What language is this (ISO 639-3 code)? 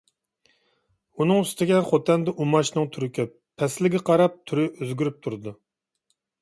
uig